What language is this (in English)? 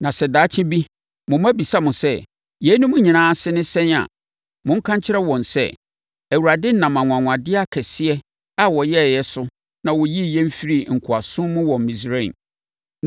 Akan